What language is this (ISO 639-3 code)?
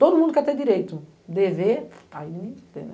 por